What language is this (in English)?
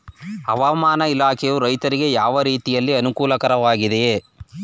Kannada